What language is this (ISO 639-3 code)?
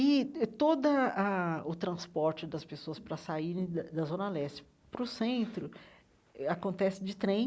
por